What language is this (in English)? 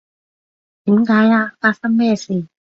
Cantonese